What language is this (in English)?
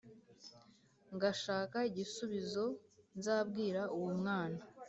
Kinyarwanda